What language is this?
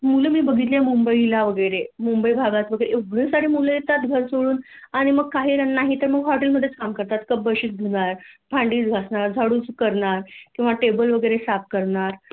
Marathi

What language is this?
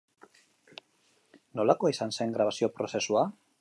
Basque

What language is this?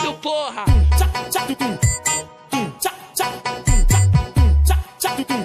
Portuguese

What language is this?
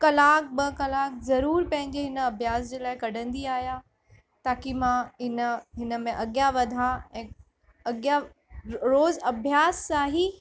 Sindhi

